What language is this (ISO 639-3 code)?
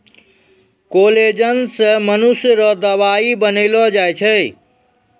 mai